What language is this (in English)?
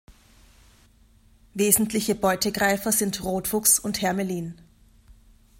German